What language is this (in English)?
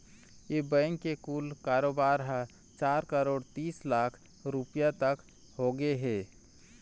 Chhattisgarhi